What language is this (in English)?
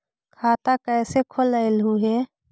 Magahi